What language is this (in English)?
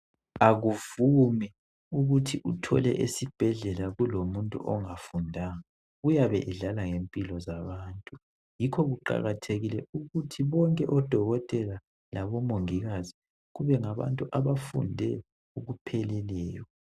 North Ndebele